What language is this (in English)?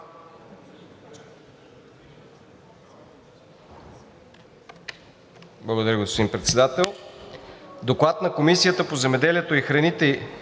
Bulgarian